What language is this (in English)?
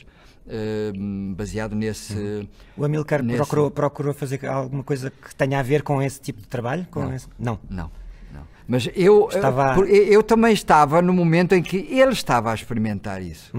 Portuguese